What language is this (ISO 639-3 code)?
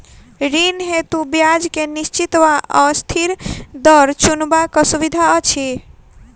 mai